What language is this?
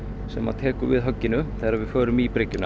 Icelandic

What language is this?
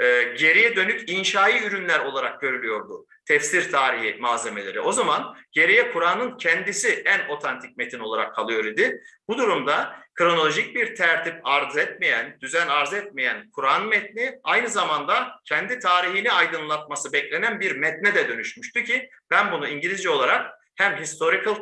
Turkish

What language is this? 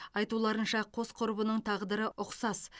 Kazakh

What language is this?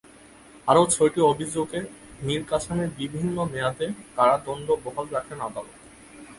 Bangla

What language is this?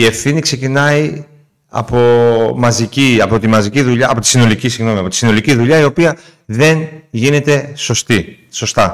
Greek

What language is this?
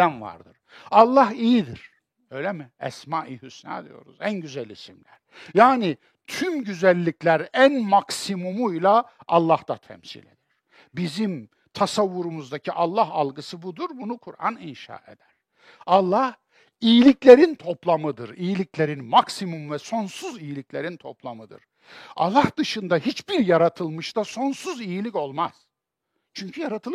Turkish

